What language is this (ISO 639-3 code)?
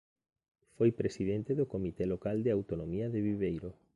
glg